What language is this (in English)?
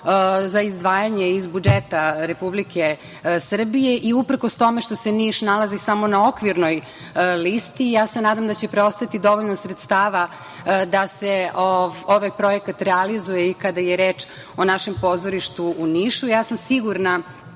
Serbian